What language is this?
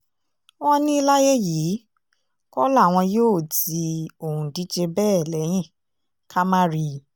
Yoruba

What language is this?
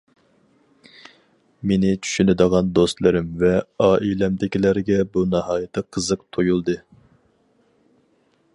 Uyghur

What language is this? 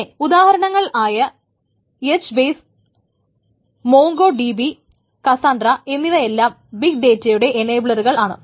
Malayalam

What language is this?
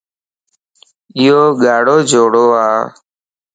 Lasi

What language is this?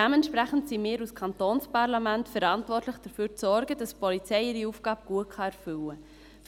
Swiss German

